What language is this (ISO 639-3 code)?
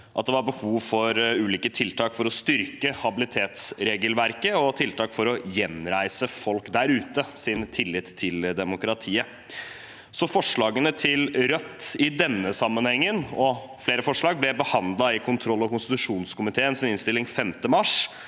nor